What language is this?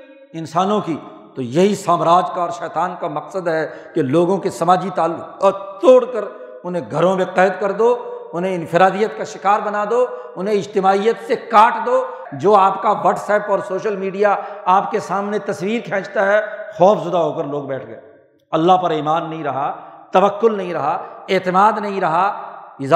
Urdu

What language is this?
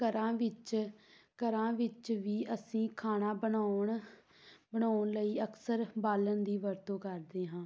Punjabi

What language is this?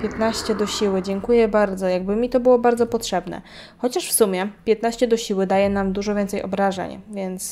Polish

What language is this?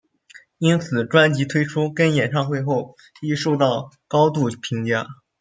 Chinese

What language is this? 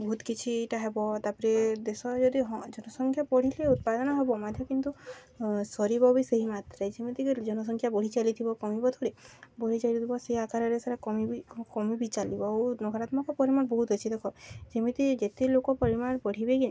Odia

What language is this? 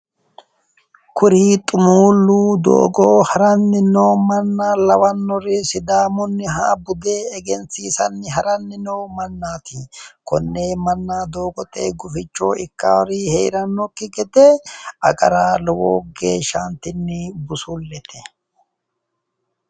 Sidamo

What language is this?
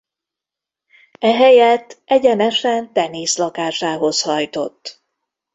Hungarian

